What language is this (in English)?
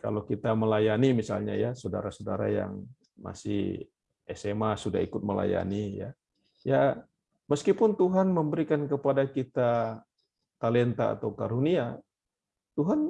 Indonesian